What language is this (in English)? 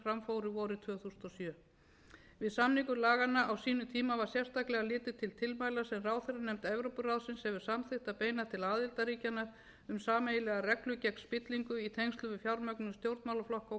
Icelandic